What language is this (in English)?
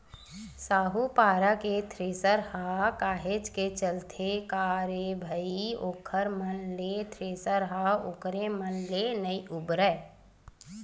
Chhattisgarhi